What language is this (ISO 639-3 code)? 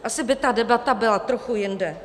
ces